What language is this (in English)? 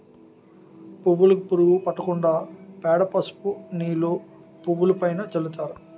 Telugu